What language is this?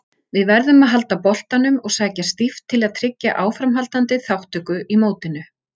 Icelandic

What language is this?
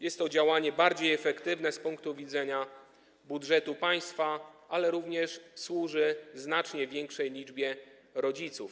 Polish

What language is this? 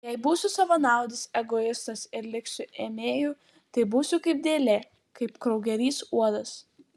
Lithuanian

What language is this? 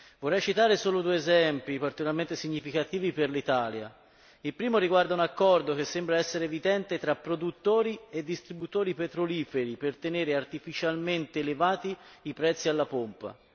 Italian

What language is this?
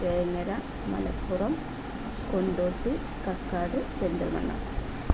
Malayalam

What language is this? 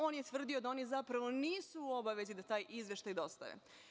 Serbian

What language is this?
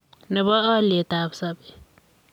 Kalenjin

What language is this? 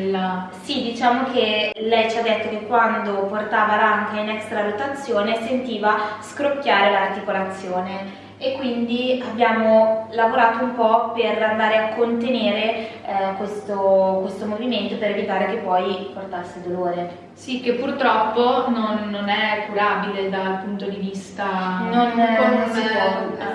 Italian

